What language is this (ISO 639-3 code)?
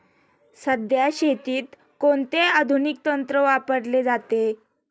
mar